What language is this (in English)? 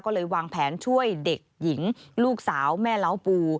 Thai